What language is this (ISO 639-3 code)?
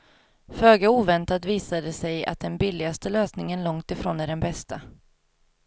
swe